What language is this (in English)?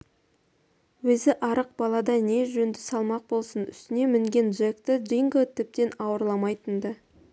Kazakh